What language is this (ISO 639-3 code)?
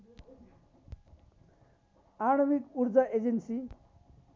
nep